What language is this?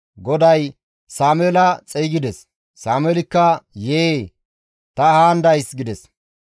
Gamo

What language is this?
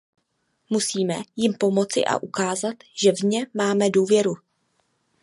Czech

